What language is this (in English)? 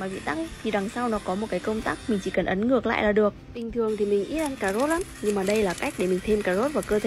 Vietnamese